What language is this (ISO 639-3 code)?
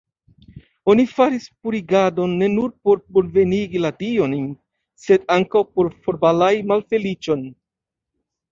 epo